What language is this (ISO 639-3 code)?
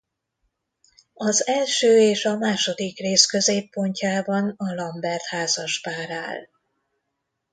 hun